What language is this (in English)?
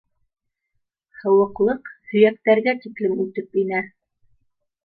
Bashkir